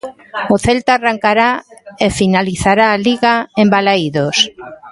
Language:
Galician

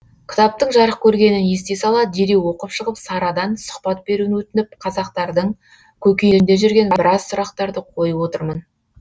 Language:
Kazakh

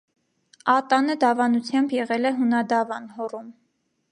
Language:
Armenian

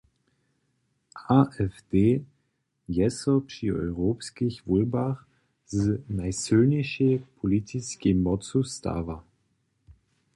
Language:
Upper Sorbian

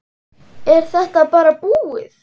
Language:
Icelandic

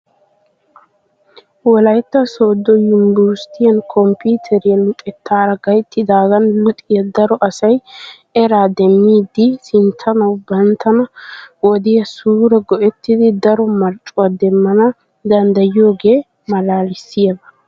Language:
Wolaytta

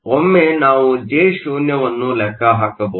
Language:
Kannada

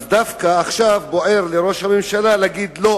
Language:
Hebrew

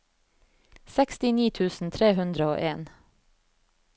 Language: Norwegian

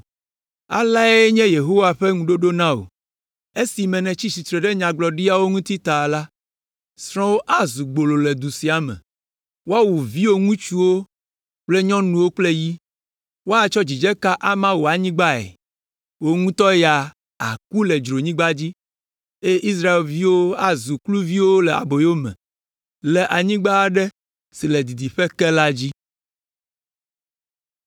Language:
Ewe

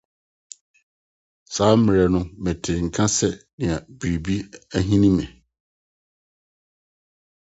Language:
Akan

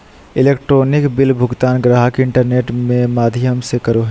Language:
Magahi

